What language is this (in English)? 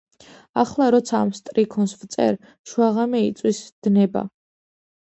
Georgian